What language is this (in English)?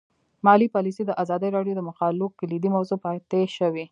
Pashto